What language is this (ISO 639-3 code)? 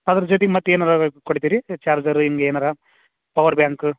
kan